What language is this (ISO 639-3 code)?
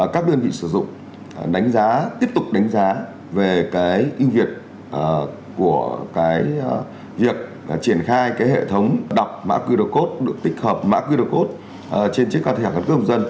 vie